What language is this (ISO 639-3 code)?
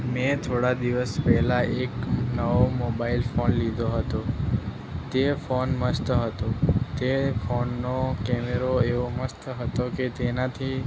guj